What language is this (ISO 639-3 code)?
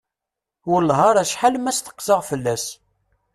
kab